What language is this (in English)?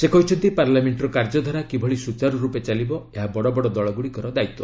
Odia